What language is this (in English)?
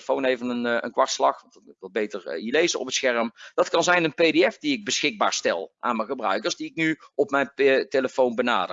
Dutch